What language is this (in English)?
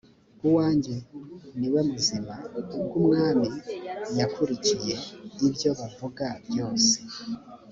Kinyarwanda